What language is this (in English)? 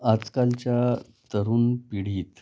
Marathi